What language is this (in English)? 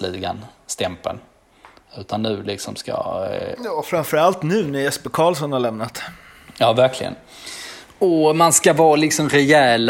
Swedish